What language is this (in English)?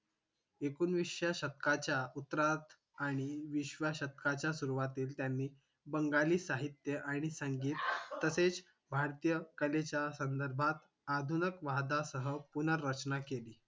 Marathi